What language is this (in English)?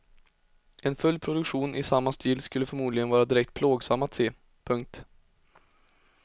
Swedish